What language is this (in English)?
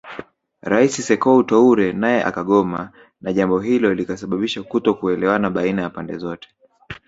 Swahili